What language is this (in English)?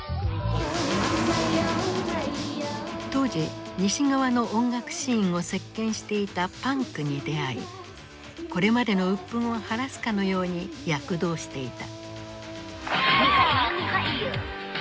Japanese